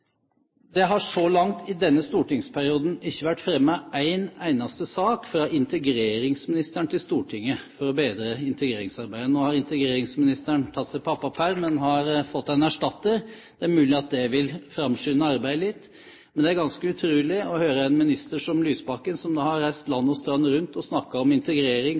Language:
Norwegian Bokmål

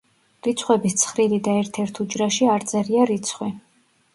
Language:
Georgian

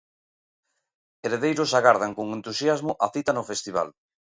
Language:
Galician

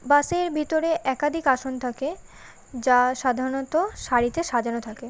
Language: Bangla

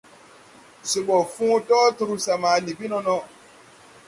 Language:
Tupuri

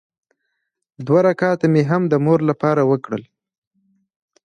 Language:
Pashto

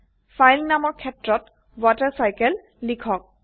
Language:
Assamese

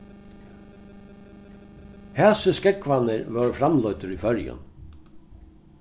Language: Faroese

